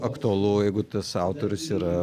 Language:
Lithuanian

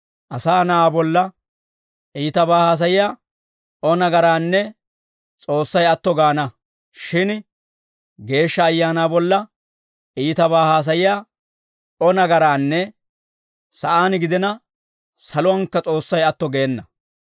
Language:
Dawro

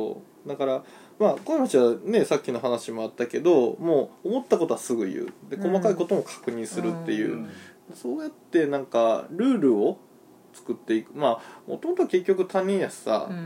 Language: Japanese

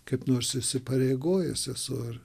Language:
Lithuanian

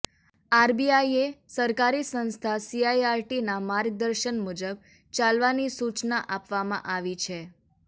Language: Gujarati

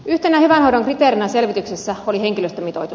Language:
Finnish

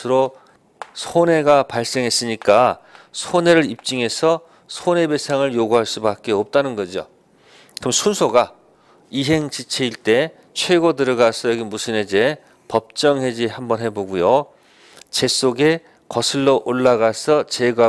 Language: Korean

